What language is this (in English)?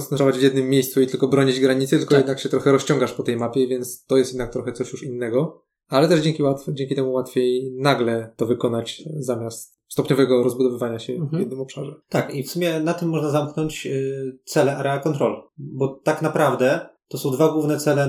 Polish